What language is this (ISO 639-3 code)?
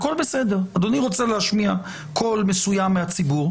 heb